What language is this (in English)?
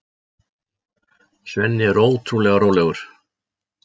Icelandic